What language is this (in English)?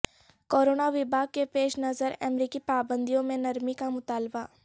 Urdu